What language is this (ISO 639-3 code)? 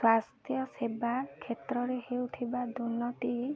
ori